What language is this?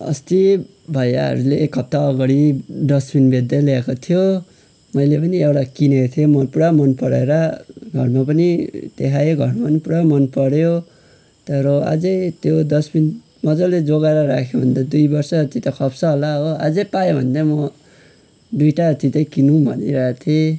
Nepali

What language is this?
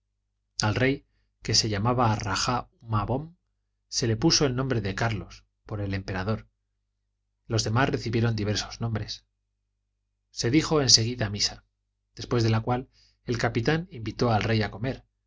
Spanish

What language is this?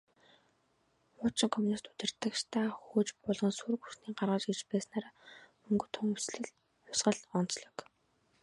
Mongolian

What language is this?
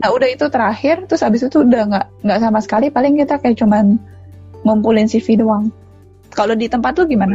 Indonesian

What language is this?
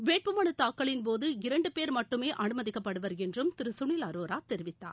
Tamil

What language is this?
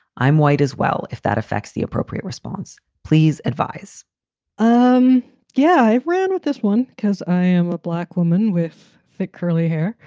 English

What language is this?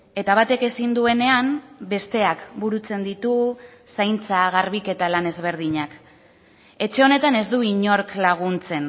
Basque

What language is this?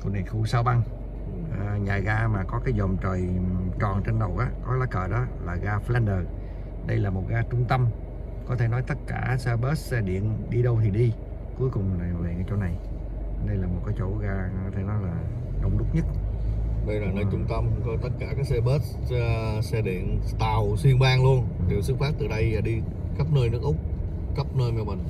Vietnamese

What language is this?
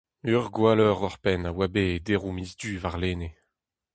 Breton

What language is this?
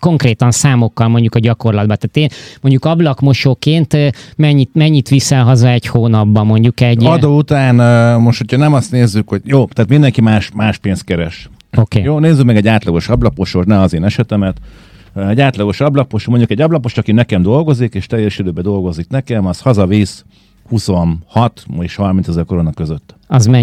Hungarian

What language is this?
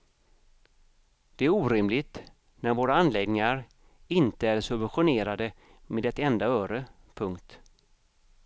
Swedish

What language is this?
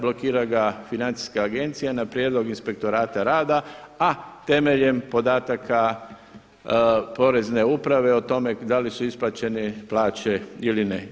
Croatian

